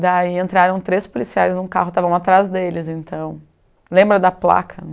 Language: Portuguese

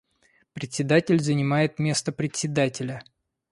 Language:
Russian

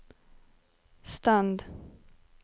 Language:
Norwegian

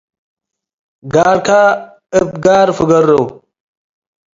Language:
Tigre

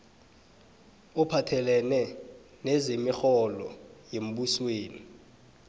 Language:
South Ndebele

